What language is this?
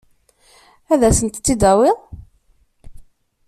Kabyle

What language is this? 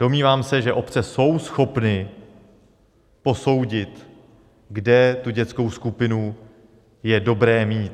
Czech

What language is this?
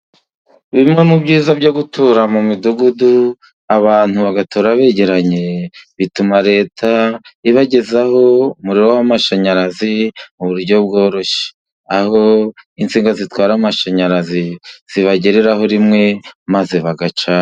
Kinyarwanda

